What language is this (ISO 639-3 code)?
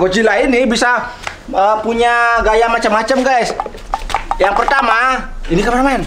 ind